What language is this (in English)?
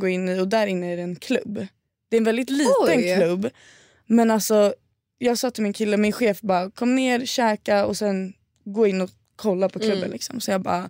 Swedish